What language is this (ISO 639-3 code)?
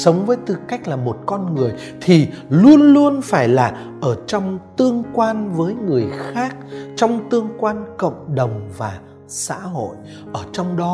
vie